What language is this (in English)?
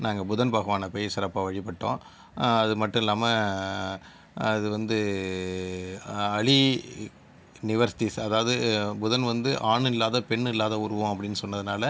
Tamil